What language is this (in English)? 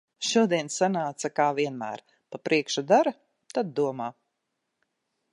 Latvian